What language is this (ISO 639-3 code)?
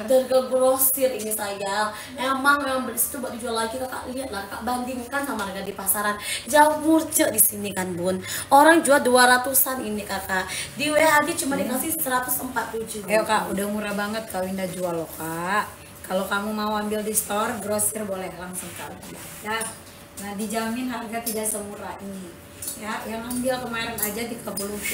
ind